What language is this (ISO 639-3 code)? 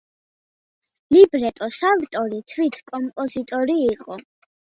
kat